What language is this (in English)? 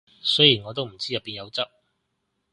Cantonese